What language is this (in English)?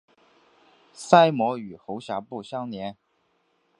Chinese